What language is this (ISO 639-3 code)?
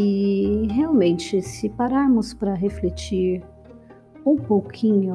por